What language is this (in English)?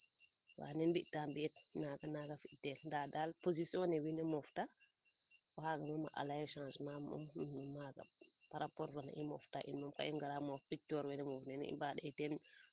Serer